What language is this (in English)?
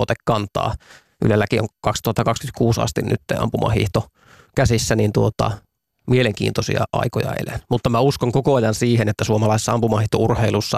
Finnish